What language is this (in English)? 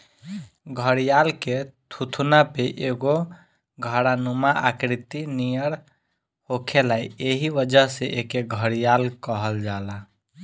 Bhojpuri